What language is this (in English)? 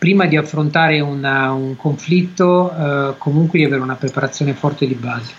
Italian